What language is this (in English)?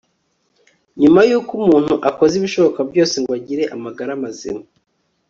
Kinyarwanda